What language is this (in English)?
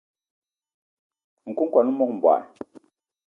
Eton (Cameroon)